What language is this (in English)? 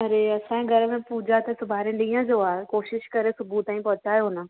Sindhi